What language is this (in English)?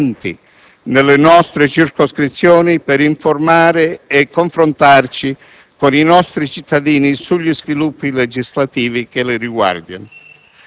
Italian